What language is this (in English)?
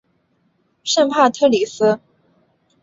Chinese